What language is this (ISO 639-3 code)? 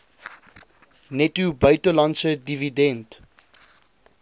afr